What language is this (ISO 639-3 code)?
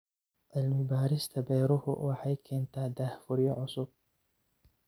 som